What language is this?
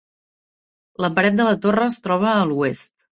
Catalan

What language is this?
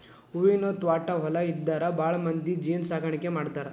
Kannada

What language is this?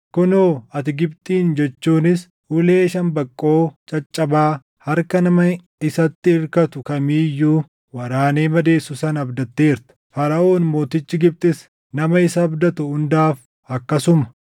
Oromo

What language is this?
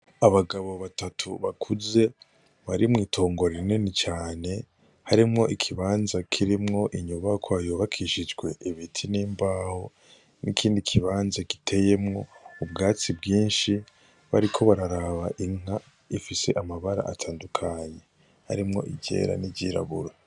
Rundi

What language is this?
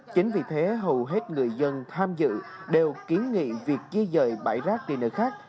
Vietnamese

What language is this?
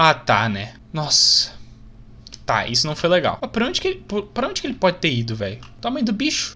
Portuguese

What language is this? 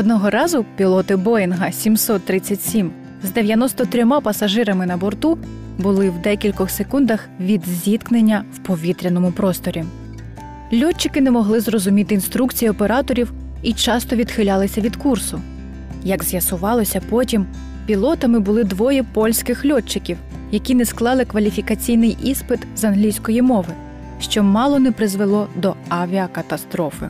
Ukrainian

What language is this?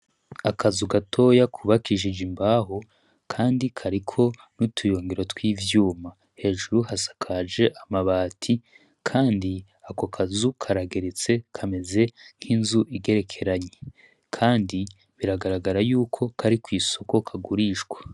Rundi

